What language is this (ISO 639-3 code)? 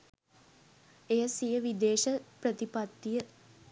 sin